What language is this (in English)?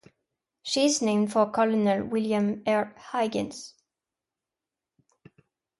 English